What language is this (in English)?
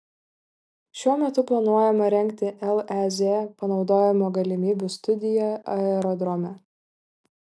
Lithuanian